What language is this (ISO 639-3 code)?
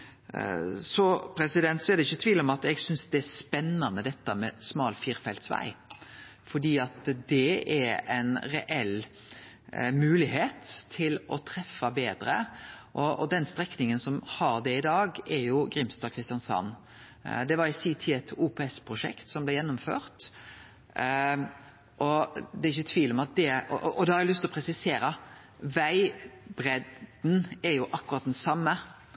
nno